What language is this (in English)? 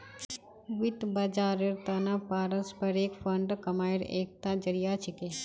Magahi